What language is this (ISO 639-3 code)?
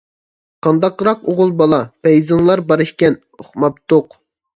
uig